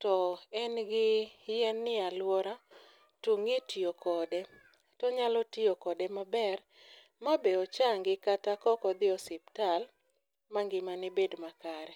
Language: Luo (Kenya and Tanzania)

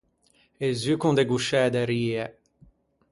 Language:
Ligurian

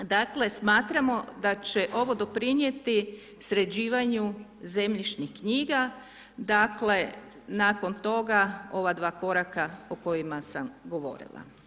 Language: Croatian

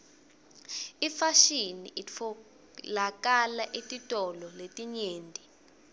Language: Swati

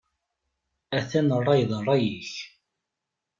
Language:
Kabyle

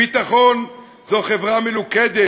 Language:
Hebrew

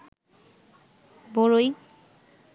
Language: Bangla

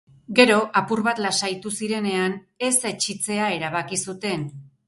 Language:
Basque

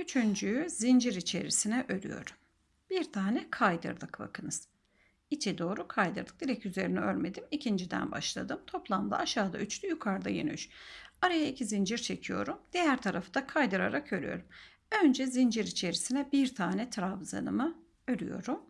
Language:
Turkish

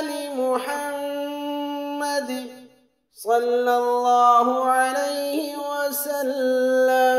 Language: Arabic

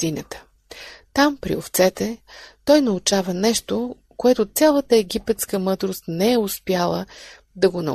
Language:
Bulgarian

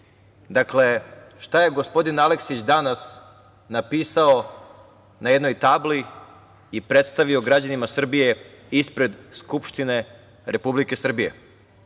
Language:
Serbian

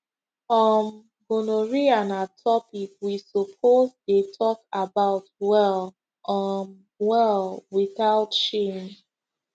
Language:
Nigerian Pidgin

